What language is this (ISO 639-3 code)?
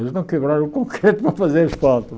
por